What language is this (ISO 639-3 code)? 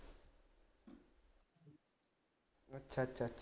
pan